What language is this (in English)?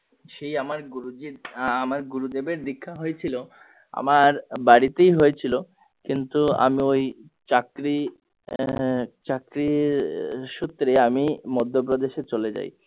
Bangla